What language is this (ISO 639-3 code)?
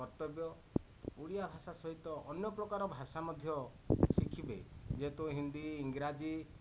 ori